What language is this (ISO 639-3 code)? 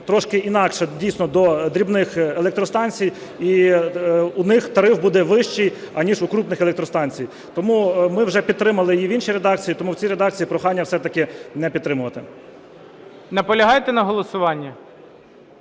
ukr